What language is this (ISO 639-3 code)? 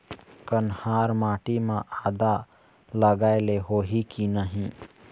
hne